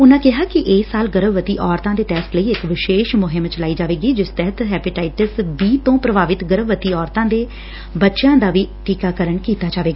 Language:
Punjabi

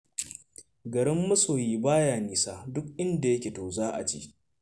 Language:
Hausa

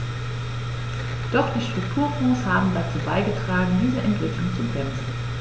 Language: German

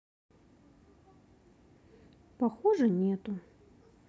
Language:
Russian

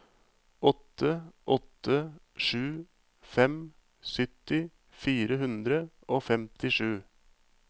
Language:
Norwegian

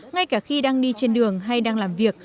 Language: Vietnamese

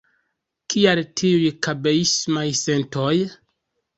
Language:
Esperanto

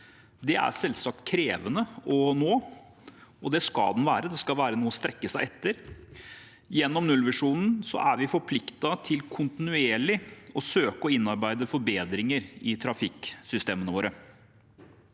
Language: Norwegian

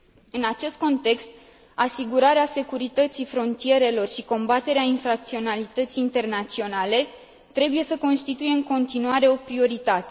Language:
Romanian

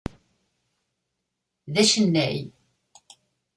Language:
Kabyle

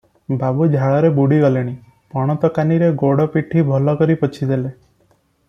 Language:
Odia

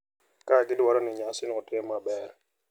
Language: Luo (Kenya and Tanzania)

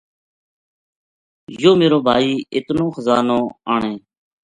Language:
Gujari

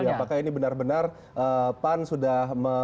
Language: Indonesian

